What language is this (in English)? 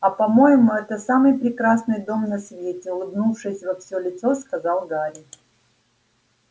Russian